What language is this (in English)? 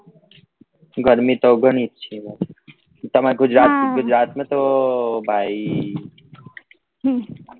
Gujarati